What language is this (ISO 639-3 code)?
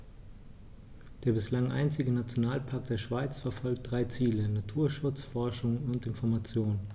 deu